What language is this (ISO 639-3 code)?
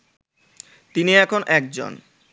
ben